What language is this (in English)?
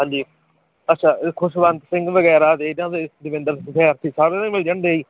Punjabi